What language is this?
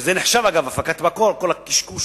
Hebrew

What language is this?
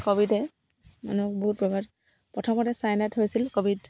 Assamese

